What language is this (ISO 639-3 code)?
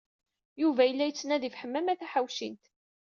kab